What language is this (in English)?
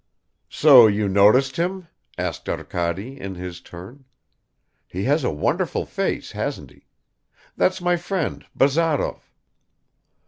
English